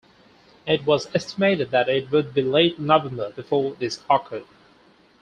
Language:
English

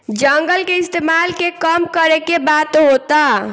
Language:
Bhojpuri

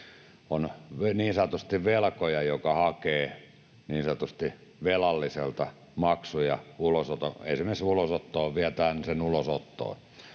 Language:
Finnish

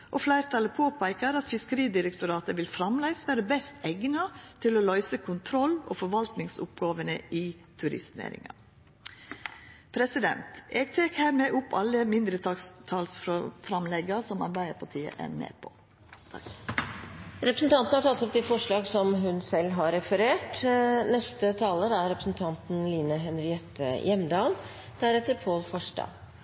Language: Norwegian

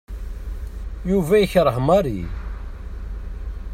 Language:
Kabyle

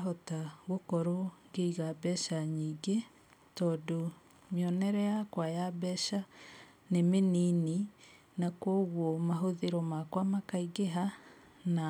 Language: Kikuyu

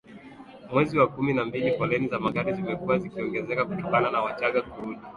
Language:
Swahili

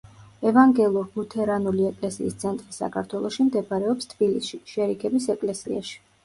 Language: Georgian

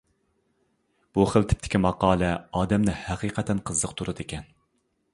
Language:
Uyghur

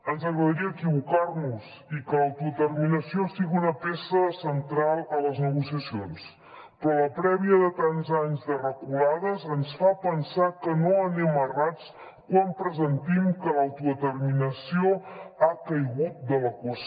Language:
Catalan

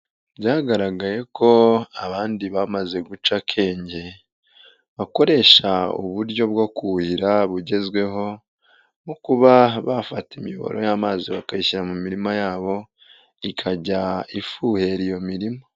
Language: Kinyarwanda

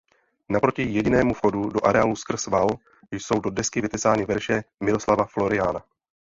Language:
Czech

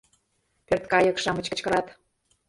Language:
Mari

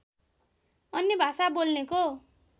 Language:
Nepali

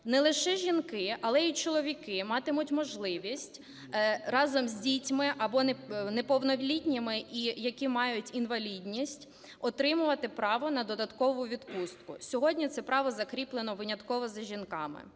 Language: Ukrainian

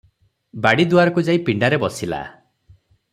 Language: Odia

